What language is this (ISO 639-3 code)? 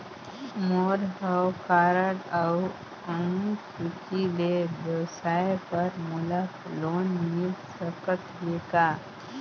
hne